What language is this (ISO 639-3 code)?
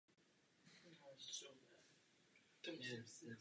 ces